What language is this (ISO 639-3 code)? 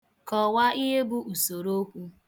ibo